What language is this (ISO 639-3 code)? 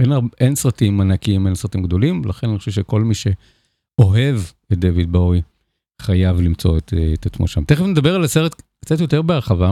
heb